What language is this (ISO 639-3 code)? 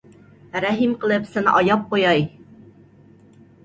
uig